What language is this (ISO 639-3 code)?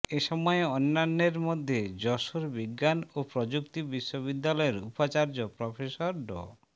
ben